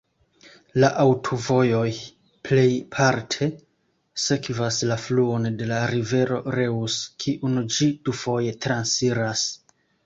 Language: Esperanto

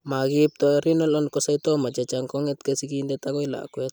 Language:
Kalenjin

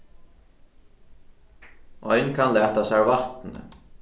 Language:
Faroese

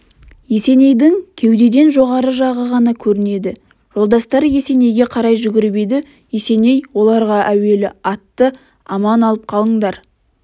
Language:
Kazakh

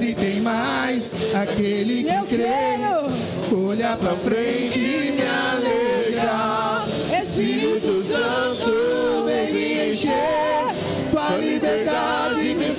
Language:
Portuguese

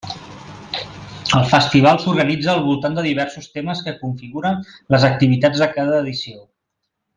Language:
Catalan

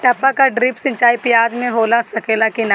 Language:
Bhojpuri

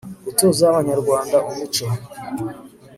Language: Kinyarwanda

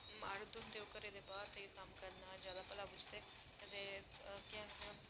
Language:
Dogri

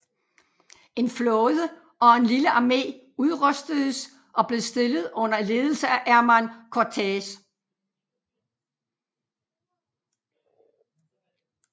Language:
Danish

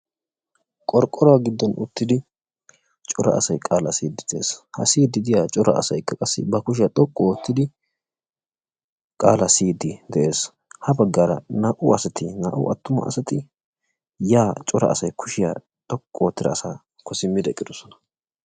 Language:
Wolaytta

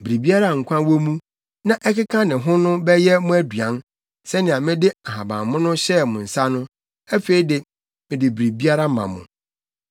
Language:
Akan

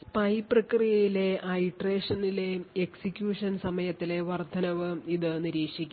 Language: Malayalam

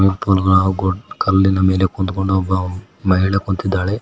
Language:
Kannada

